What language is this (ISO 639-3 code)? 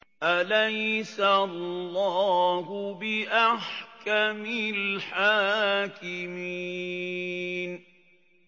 ara